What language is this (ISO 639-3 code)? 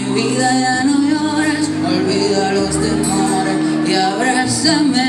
spa